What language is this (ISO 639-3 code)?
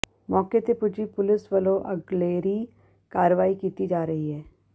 pan